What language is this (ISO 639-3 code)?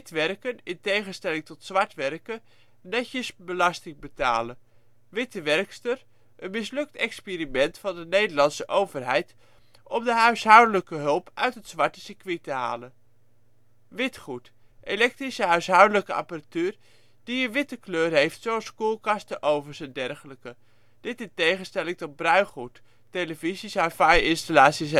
nld